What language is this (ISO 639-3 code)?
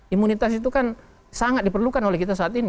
ind